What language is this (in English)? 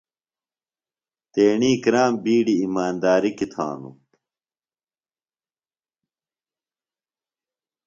Phalura